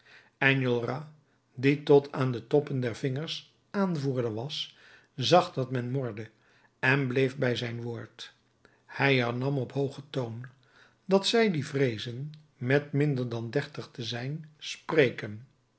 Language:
Dutch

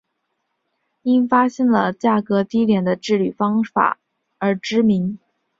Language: Chinese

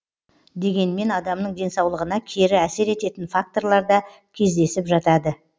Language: Kazakh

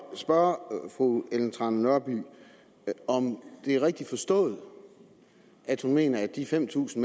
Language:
Danish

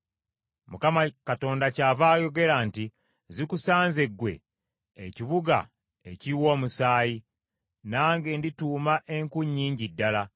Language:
Ganda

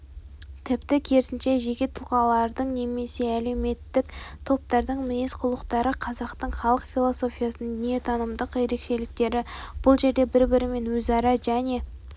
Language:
Kazakh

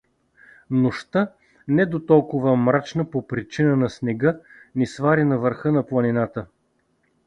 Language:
Bulgarian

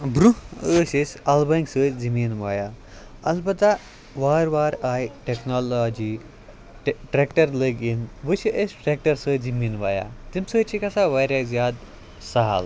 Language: Kashmiri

